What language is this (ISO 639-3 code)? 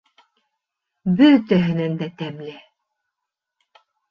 bak